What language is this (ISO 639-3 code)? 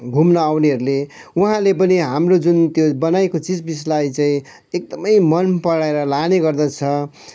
nep